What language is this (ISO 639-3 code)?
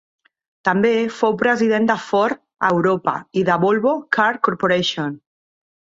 cat